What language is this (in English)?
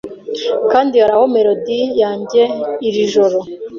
Kinyarwanda